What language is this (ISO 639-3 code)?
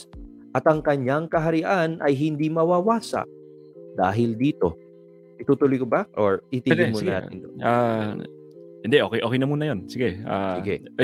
fil